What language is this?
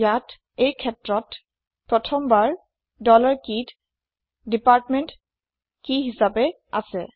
Assamese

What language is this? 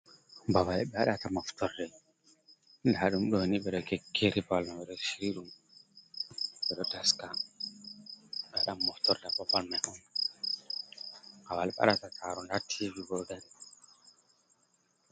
Fula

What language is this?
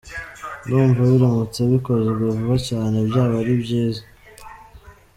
Kinyarwanda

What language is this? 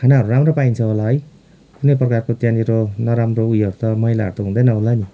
Nepali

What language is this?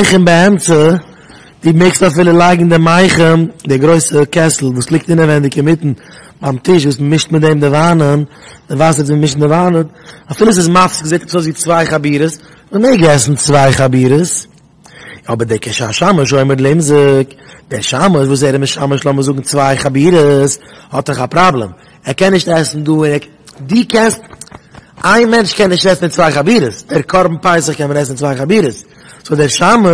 Dutch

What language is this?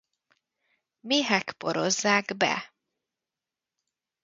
Hungarian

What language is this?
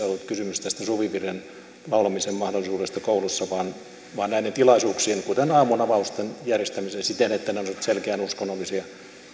Finnish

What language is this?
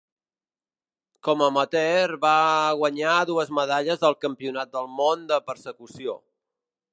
Catalan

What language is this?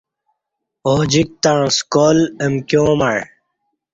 Kati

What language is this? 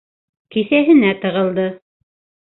Bashkir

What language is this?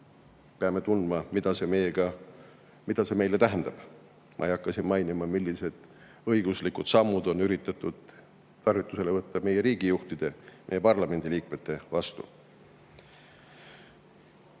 Estonian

